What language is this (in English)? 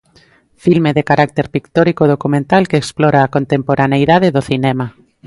Galician